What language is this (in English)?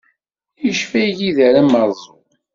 Kabyle